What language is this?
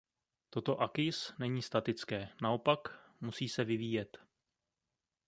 Czech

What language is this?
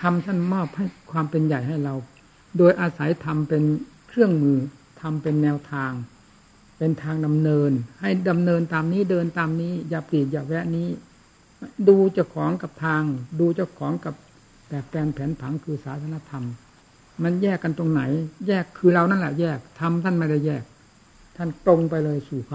Thai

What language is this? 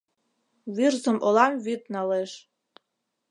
Mari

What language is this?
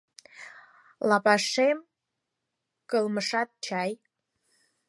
Mari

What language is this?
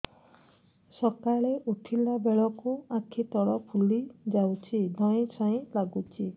Odia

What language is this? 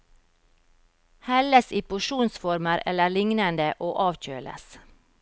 Norwegian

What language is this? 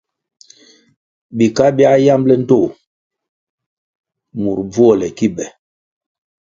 Kwasio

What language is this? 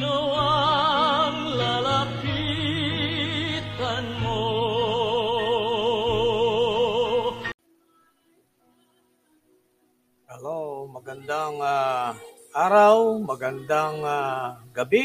Filipino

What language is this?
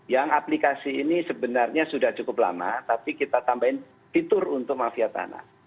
Indonesian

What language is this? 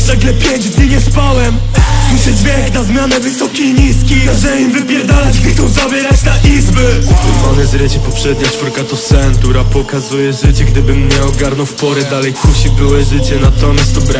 Polish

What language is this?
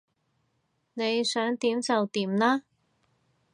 Cantonese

